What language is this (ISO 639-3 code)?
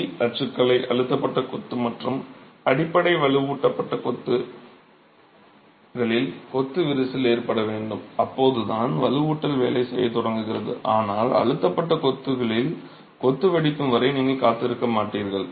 tam